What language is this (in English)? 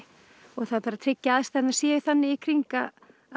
Icelandic